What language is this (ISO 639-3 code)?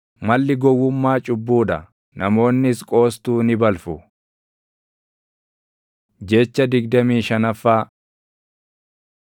orm